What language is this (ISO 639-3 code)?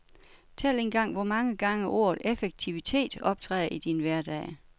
dan